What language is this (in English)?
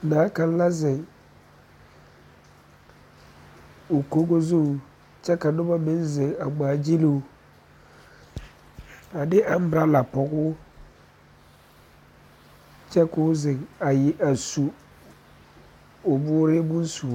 Southern Dagaare